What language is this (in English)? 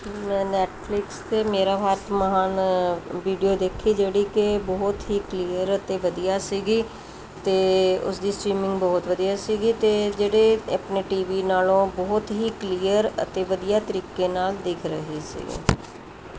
Punjabi